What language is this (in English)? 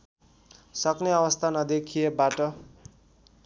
Nepali